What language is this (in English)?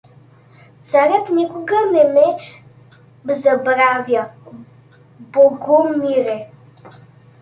Bulgarian